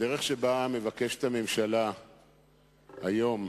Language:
Hebrew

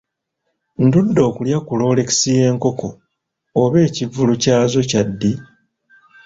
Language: Ganda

